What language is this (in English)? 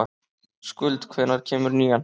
Icelandic